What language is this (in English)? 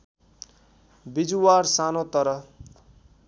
Nepali